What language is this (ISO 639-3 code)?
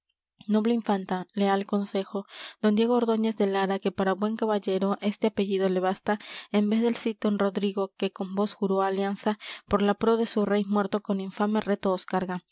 spa